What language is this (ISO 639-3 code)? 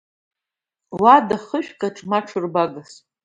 abk